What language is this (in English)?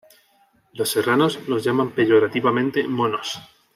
Spanish